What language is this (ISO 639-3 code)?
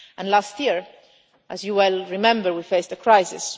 eng